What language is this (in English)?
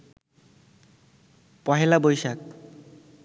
Bangla